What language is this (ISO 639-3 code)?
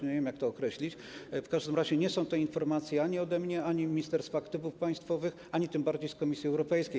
pol